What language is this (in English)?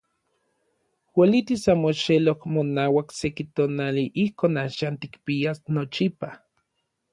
Orizaba Nahuatl